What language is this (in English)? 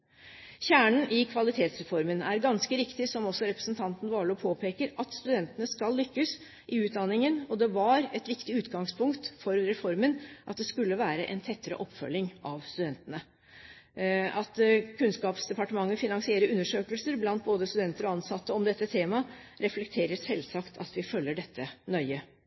Norwegian Bokmål